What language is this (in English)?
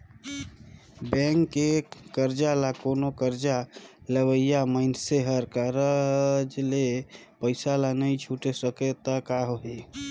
Chhattisgarhi